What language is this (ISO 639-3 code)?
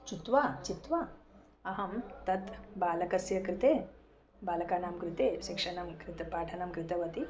san